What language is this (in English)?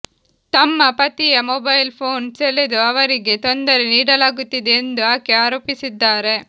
Kannada